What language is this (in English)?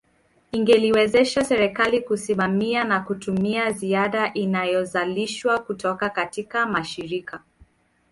Swahili